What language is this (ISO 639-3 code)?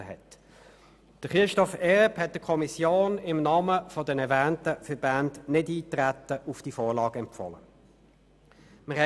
gsw